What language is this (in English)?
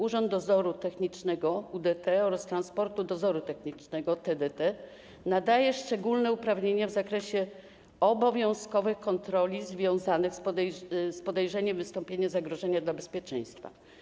Polish